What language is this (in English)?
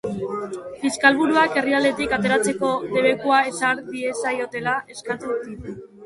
Basque